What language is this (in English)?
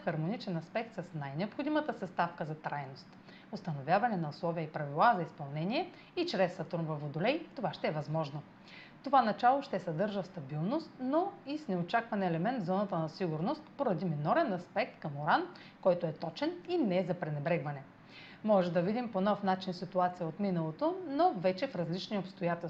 Bulgarian